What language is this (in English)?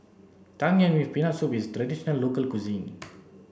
English